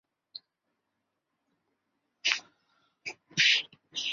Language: Chinese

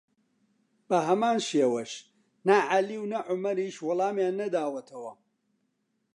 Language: Central Kurdish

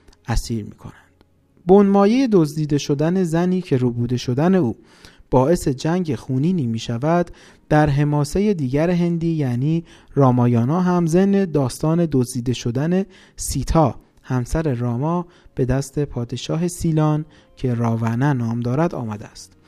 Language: Persian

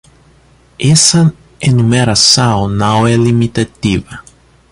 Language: Portuguese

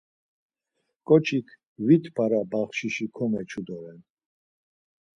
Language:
Laz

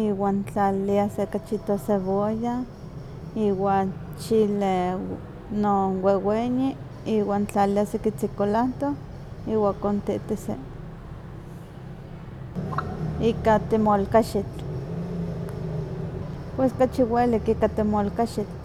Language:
Huaxcaleca Nahuatl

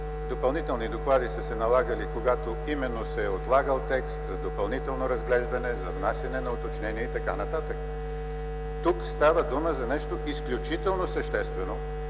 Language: Bulgarian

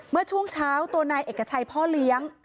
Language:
Thai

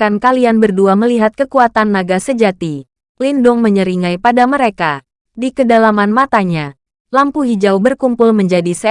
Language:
Indonesian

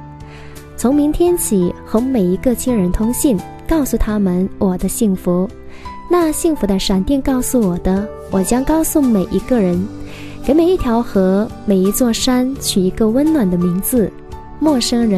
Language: Chinese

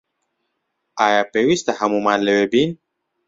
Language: Central Kurdish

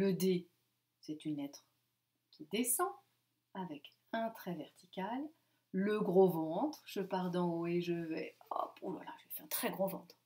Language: French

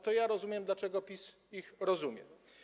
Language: Polish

